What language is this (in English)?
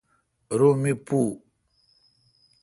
Kalkoti